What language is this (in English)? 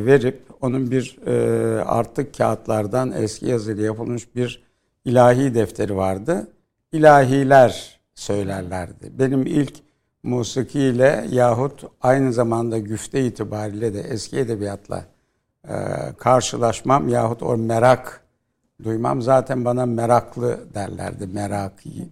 Turkish